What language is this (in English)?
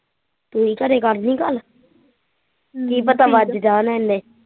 Punjabi